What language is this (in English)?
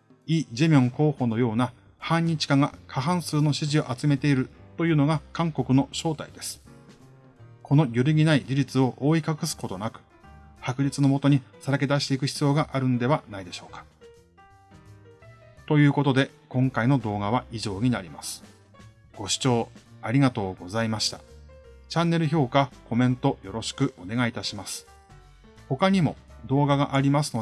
Japanese